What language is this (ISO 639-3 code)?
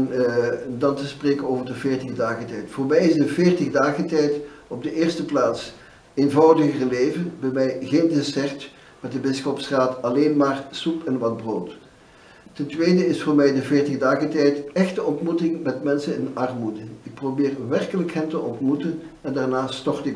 nld